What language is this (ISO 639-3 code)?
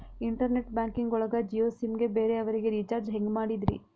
kan